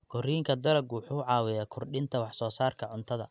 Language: Somali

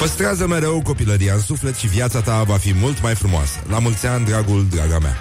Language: Romanian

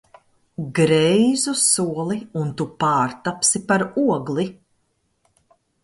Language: Latvian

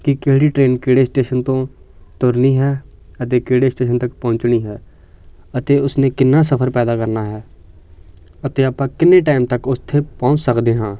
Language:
Punjabi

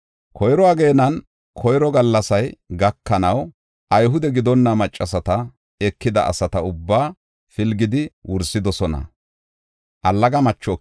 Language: Gofa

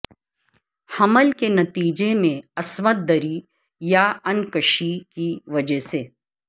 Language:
Urdu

